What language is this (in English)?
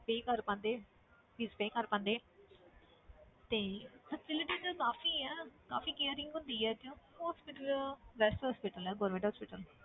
Punjabi